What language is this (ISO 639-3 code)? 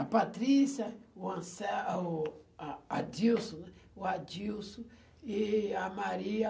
por